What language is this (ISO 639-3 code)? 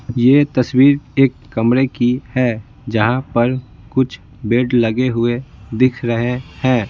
hin